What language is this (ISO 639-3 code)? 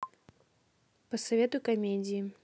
rus